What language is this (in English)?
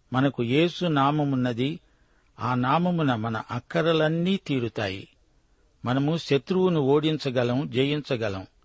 Telugu